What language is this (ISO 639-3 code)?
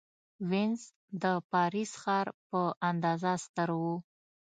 pus